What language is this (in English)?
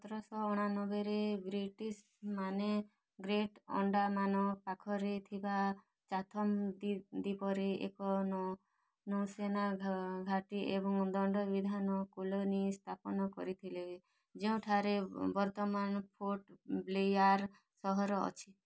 Odia